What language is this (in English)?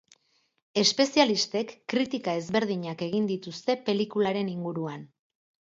Basque